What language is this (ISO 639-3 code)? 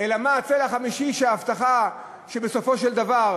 heb